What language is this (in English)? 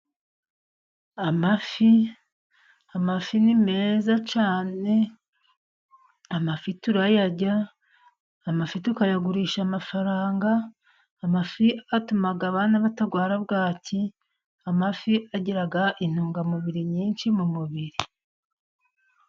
Kinyarwanda